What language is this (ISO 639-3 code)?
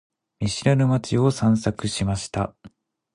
jpn